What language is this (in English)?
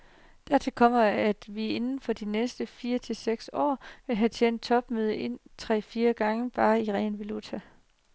Danish